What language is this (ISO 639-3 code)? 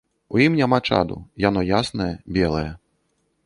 bel